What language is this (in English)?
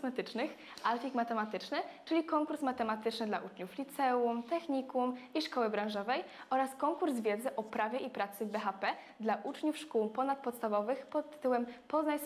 Polish